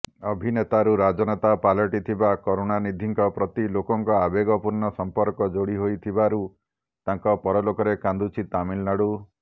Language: Odia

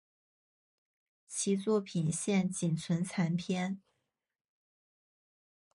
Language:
Chinese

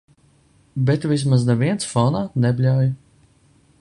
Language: Latvian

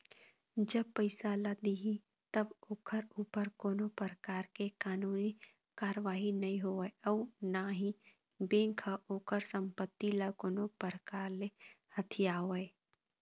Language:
Chhattisgarhi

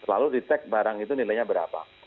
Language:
Indonesian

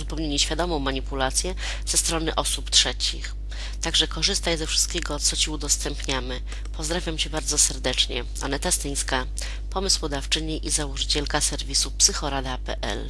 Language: Polish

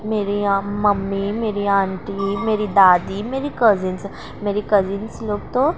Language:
Urdu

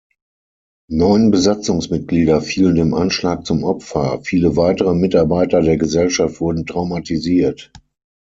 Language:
German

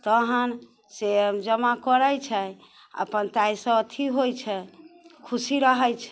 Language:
Maithili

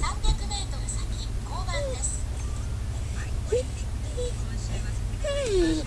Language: Japanese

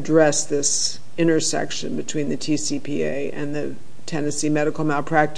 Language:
English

